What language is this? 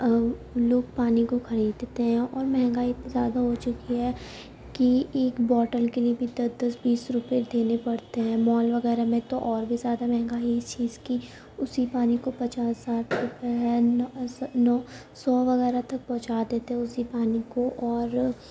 Urdu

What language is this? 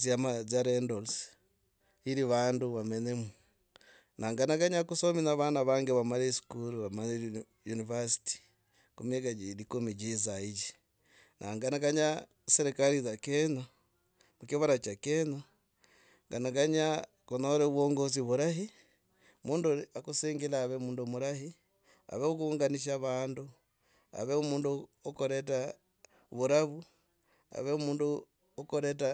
Logooli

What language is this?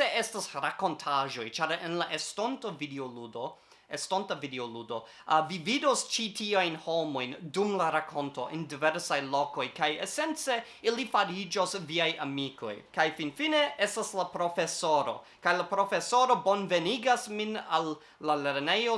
Esperanto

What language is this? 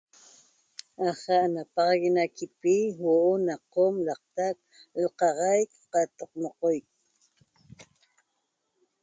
Toba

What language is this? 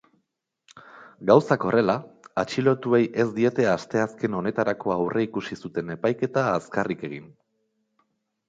Basque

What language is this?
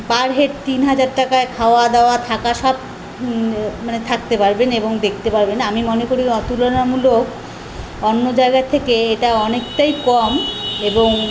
Bangla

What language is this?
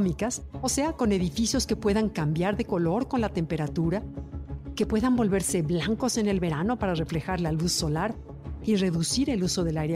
Spanish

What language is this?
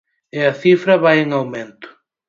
Galician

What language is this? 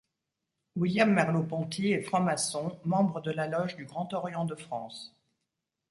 French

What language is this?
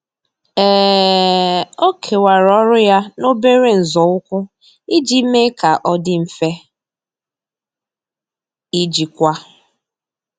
Igbo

